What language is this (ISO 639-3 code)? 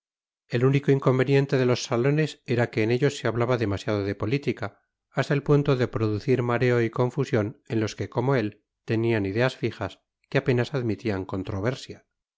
spa